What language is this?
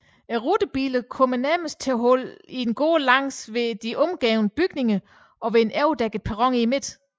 Danish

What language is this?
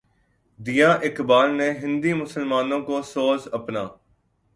Urdu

